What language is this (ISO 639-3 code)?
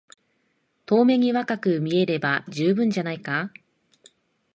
jpn